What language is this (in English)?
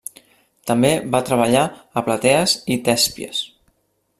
Catalan